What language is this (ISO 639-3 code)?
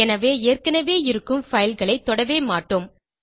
tam